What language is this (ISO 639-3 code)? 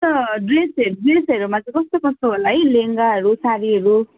nep